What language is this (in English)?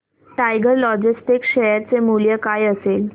Marathi